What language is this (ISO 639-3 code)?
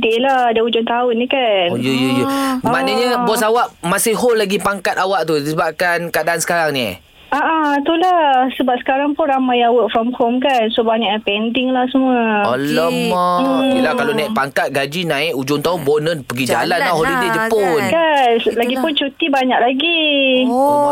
msa